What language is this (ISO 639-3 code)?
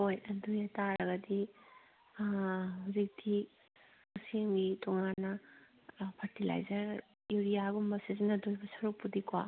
mni